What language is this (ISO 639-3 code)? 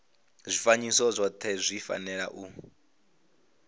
ven